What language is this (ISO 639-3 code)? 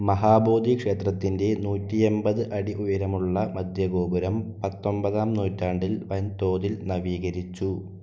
mal